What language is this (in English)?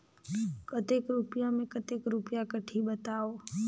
Chhattisgarhi